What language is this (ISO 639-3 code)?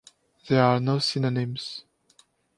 eng